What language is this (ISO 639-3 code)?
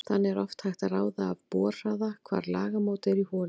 isl